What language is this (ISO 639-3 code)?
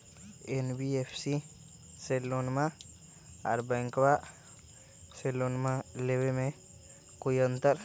mag